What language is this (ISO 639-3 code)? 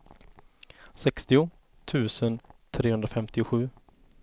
swe